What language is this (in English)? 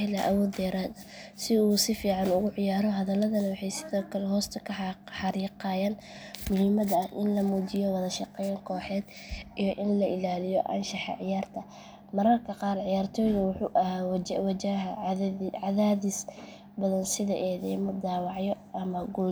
Somali